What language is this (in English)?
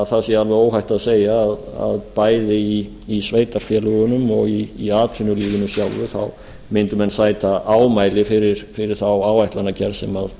Icelandic